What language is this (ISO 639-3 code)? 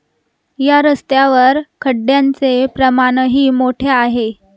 mar